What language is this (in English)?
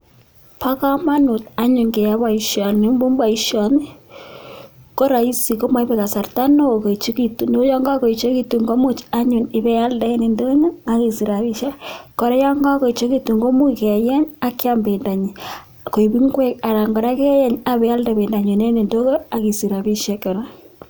Kalenjin